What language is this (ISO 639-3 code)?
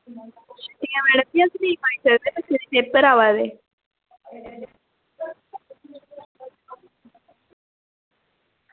doi